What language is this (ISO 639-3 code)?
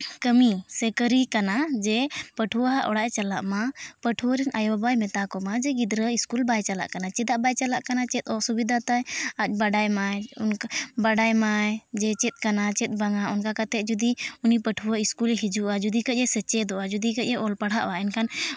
sat